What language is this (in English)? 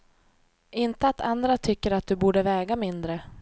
Swedish